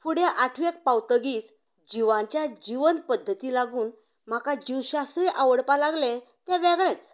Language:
Konkani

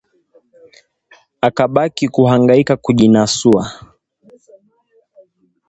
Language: Swahili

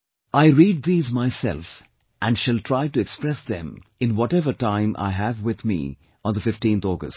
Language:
English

